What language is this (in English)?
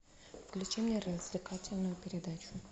Russian